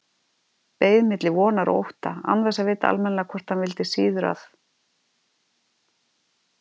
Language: Icelandic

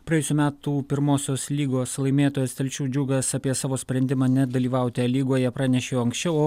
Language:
Lithuanian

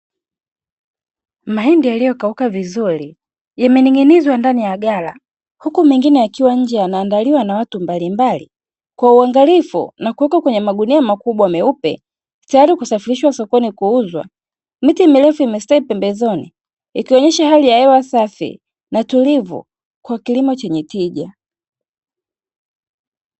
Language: Swahili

